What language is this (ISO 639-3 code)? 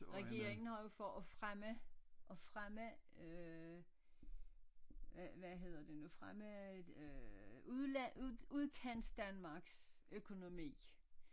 dan